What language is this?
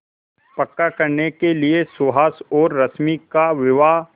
Hindi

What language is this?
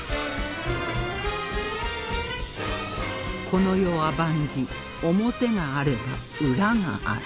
Japanese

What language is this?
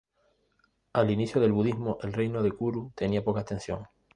Spanish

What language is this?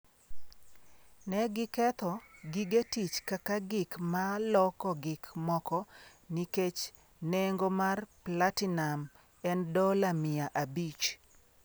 Luo (Kenya and Tanzania)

